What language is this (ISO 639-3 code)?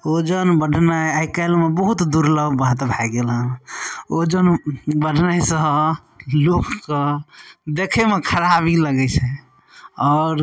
mai